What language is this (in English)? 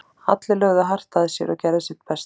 Icelandic